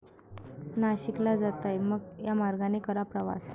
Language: Marathi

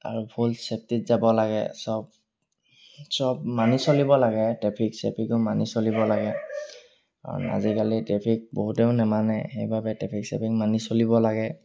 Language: Assamese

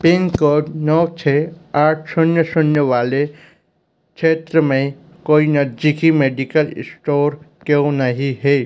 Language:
Hindi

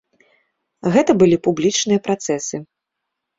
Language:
Belarusian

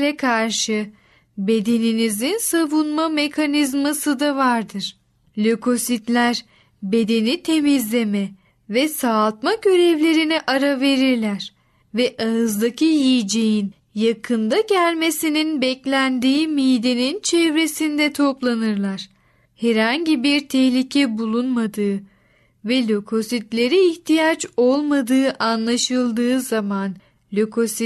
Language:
Turkish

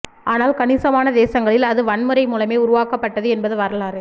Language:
Tamil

